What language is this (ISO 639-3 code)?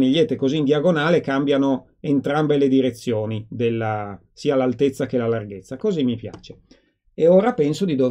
ita